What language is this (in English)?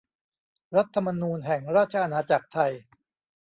Thai